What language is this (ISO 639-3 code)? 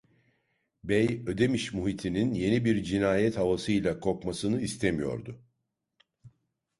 tur